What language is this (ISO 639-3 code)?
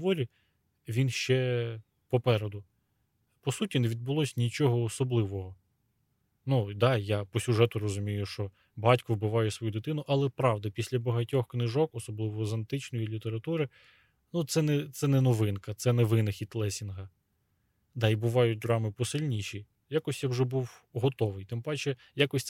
ukr